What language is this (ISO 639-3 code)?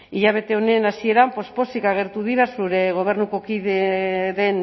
eus